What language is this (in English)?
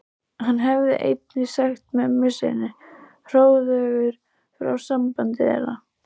Icelandic